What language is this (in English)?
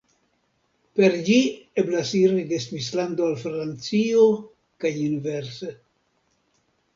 Esperanto